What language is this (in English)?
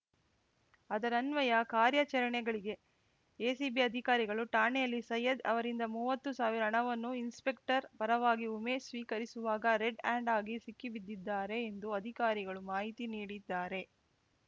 Kannada